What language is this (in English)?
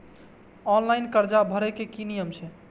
Maithili